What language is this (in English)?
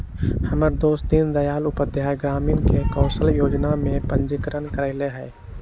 Magahi